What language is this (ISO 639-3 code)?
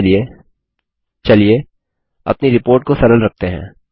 hin